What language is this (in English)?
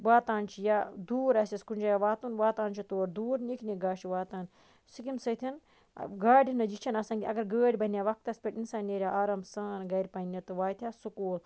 Kashmiri